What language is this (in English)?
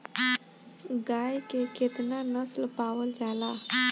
Bhojpuri